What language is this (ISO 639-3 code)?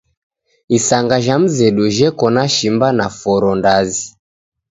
dav